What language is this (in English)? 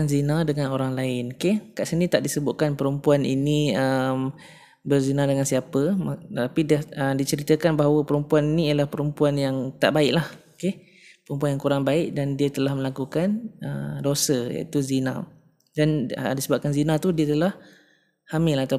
Malay